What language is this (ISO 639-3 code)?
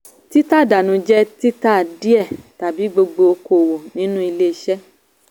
yor